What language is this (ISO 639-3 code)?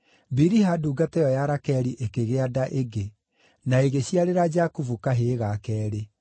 kik